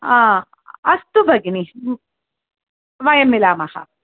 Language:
Sanskrit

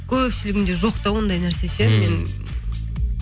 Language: Kazakh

